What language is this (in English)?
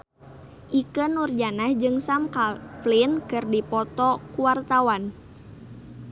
Sundanese